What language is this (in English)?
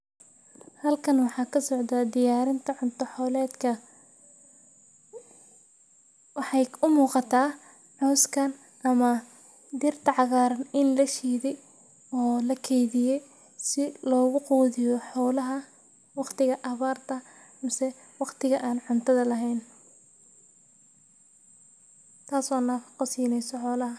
Somali